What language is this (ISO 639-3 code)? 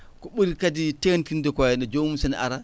ful